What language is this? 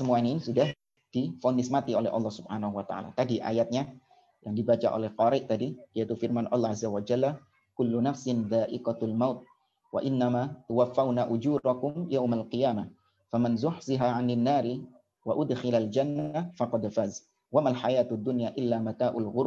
Indonesian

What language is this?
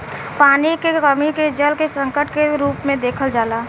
Bhojpuri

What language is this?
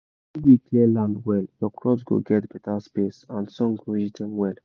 Nigerian Pidgin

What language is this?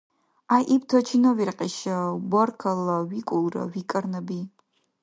Dargwa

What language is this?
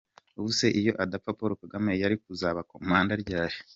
Kinyarwanda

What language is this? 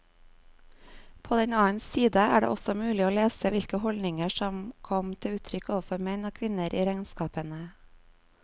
Norwegian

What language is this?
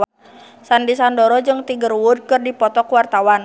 Sundanese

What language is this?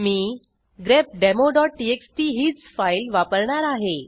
Marathi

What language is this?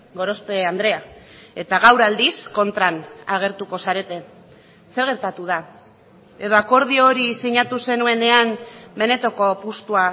Basque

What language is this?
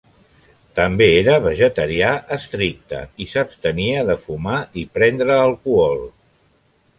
Catalan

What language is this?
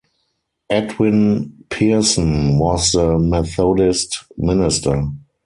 English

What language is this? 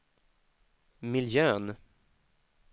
Swedish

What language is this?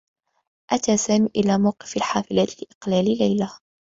Arabic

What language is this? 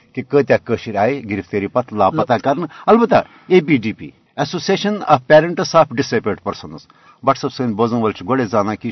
Urdu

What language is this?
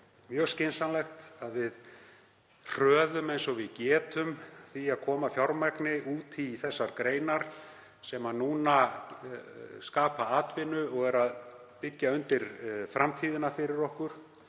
Icelandic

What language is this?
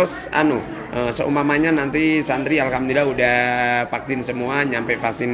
Indonesian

